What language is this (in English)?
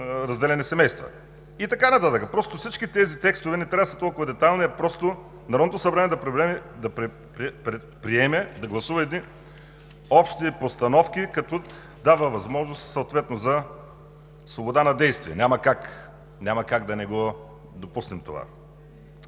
Bulgarian